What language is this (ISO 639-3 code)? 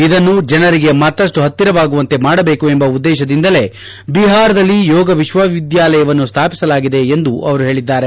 kan